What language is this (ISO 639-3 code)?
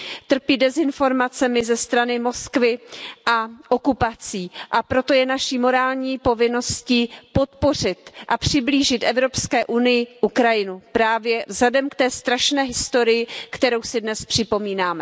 ces